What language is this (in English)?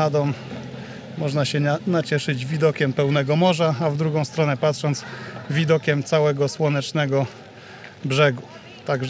Polish